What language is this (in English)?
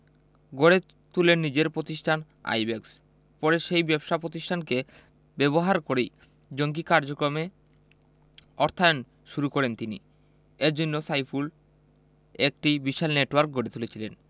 Bangla